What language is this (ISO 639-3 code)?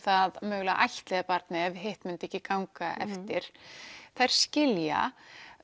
isl